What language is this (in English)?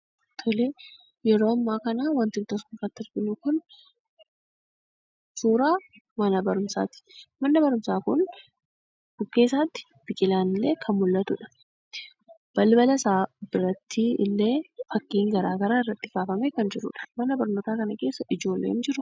Oromo